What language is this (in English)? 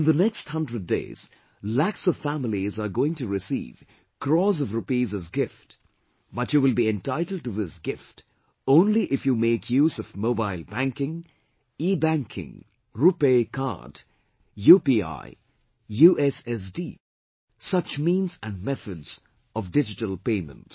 English